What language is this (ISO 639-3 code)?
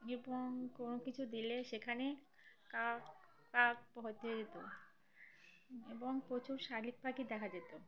ben